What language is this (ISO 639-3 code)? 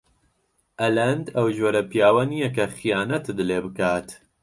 ckb